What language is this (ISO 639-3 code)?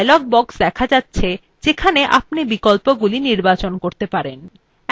ben